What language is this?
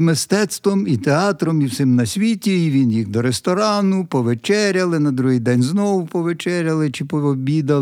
Ukrainian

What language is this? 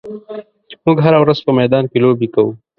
Pashto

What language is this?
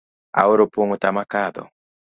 Luo (Kenya and Tanzania)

